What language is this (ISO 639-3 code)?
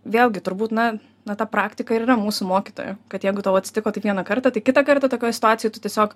lit